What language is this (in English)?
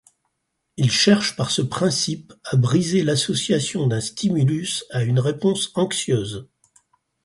French